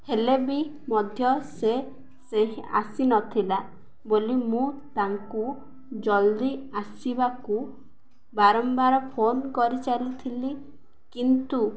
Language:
Odia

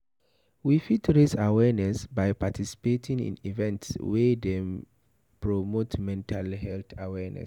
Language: Nigerian Pidgin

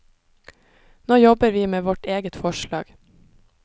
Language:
Norwegian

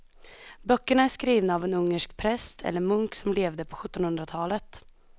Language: Swedish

